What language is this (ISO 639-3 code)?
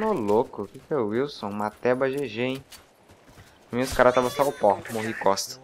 por